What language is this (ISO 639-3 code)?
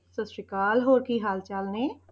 pan